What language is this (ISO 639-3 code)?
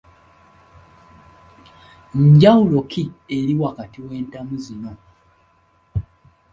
lug